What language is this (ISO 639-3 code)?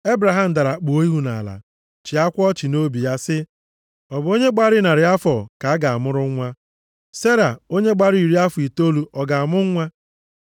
ibo